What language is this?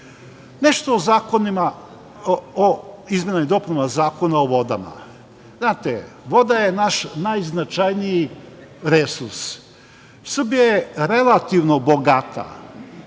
Serbian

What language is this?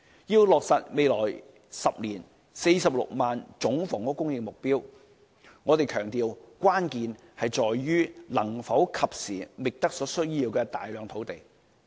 Cantonese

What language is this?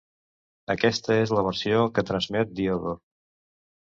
Catalan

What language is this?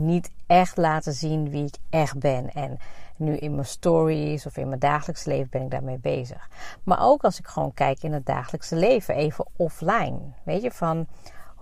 Dutch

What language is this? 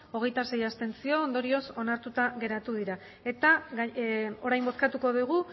Basque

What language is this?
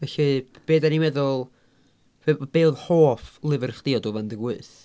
Welsh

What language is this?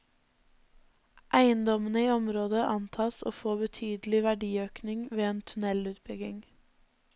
Norwegian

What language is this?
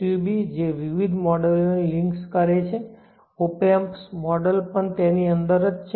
Gujarati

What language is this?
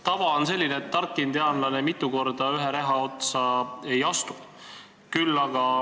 Estonian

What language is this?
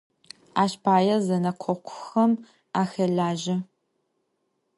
Adyghe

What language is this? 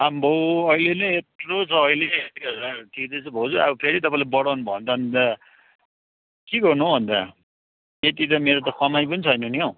Nepali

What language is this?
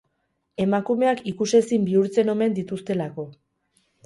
Basque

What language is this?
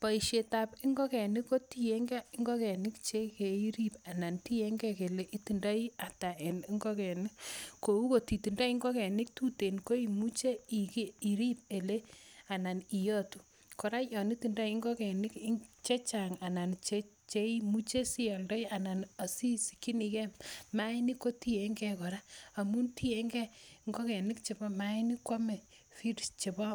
Kalenjin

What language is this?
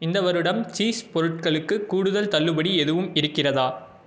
Tamil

